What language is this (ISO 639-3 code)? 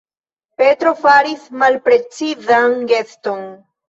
epo